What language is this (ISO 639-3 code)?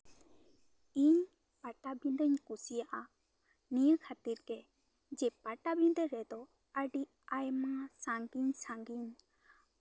sat